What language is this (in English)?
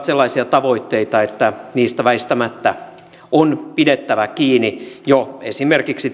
Finnish